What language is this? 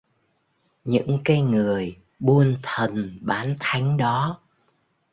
Vietnamese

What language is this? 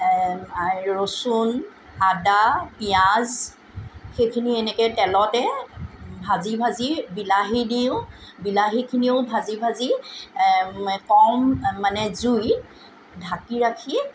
Assamese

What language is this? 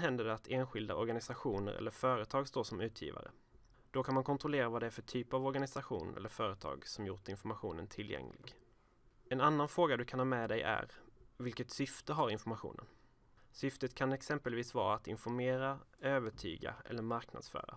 Swedish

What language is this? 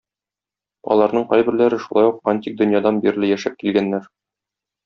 Tatar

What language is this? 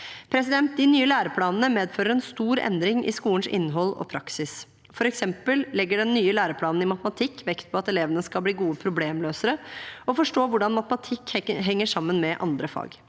Norwegian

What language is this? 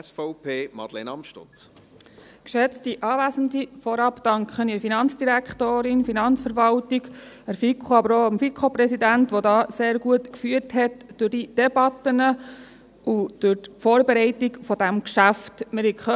Swiss German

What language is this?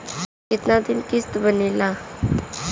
Bhojpuri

